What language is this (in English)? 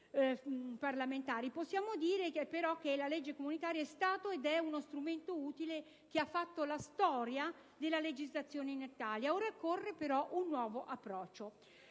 Italian